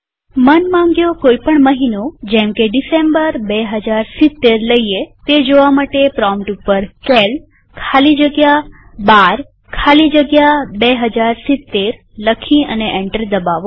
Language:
Gujarati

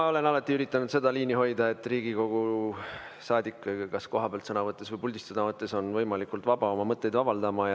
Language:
Estonian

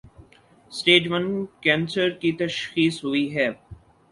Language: Urdu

